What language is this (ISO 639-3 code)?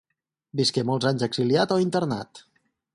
cat